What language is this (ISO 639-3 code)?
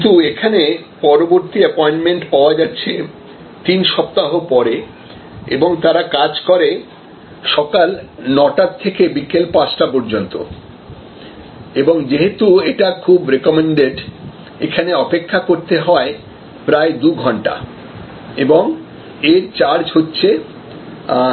ben